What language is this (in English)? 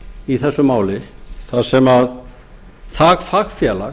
Icelandic